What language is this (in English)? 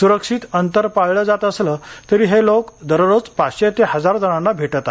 Marathi